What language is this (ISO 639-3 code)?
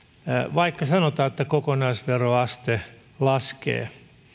fin